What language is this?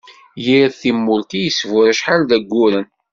Kabyle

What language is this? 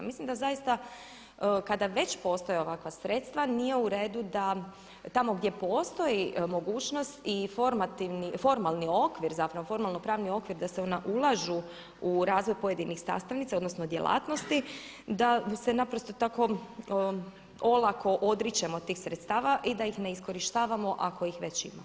Croatian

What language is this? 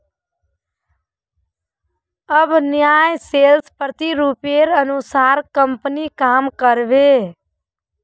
Magahi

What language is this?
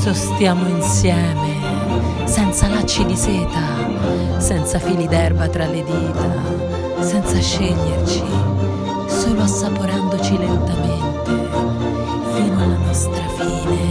Italian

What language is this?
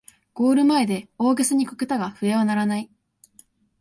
Japanese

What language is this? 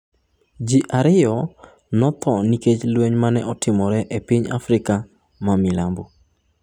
Luo (Kenya and Tanzania)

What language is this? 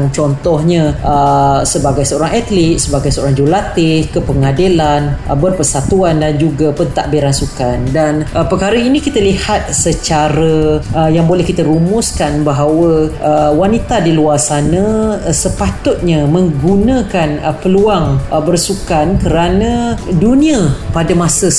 Malay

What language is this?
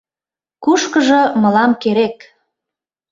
Mari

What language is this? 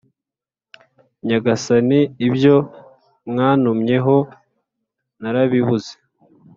Kinyarwanda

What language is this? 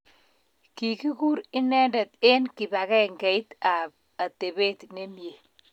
Kalenjin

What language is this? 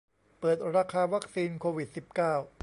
Thai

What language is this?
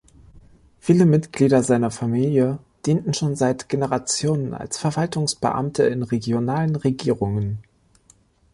German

